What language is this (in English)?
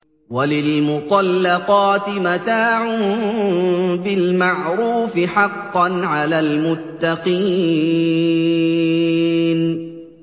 Arabic